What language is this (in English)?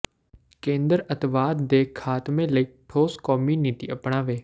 Punjabi